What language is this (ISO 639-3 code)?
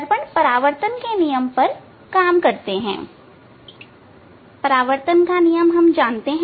hin